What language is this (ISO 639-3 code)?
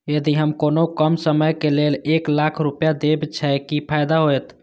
mai